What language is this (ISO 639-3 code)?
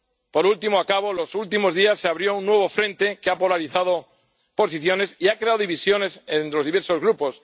spa